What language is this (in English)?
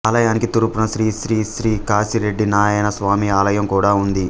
Telugu